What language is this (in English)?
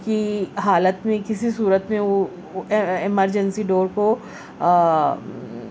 Urdu